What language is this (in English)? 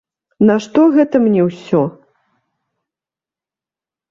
Belarusian